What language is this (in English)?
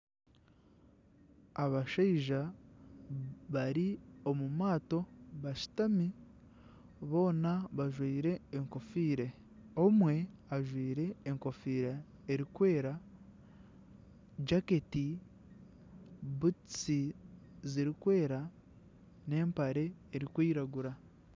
Nyankole